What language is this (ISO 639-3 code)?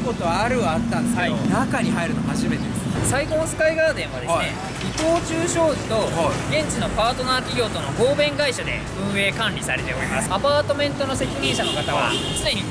jpn